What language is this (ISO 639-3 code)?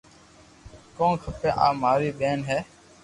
lrk